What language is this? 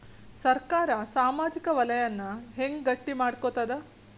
Kannada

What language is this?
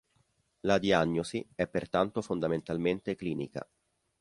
Italian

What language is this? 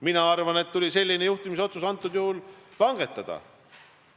Estonian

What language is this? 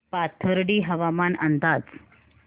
Marathi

